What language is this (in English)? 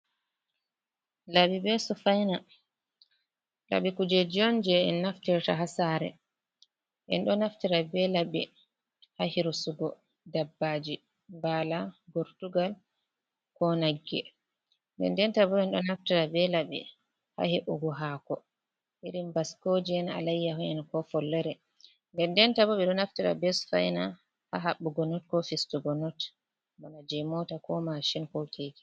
Fula